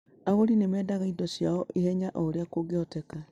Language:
Kikuyu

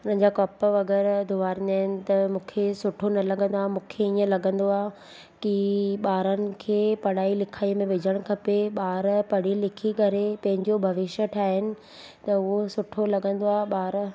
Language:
Sindhi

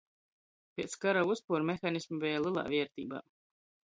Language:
Latgalian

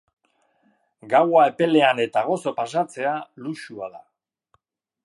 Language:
Basque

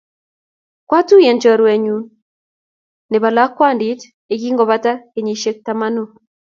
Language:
Kalenjin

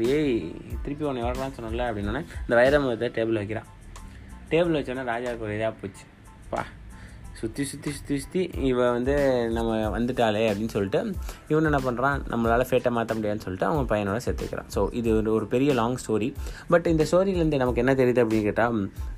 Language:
Tamil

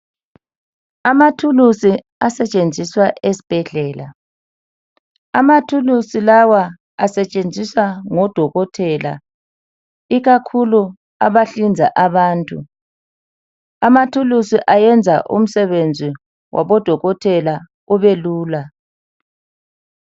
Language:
North Ndebele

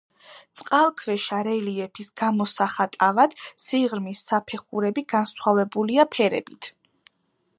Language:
Georgian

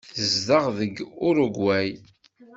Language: Kabyle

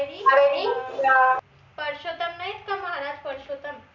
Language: Marathi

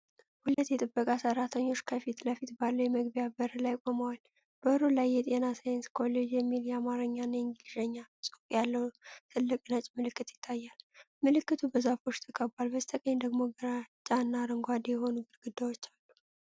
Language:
Amharic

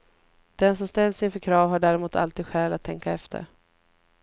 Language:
Swedish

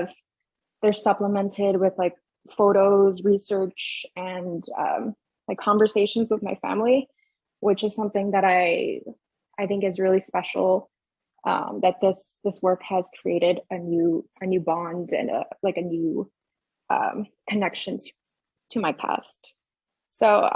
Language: English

